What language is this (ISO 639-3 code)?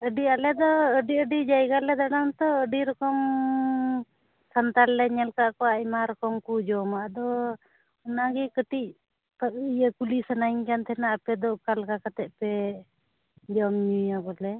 sat